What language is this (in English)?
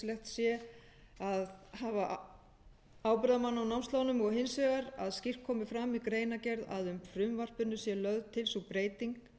Icelandic